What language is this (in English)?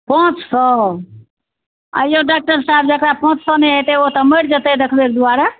Maithili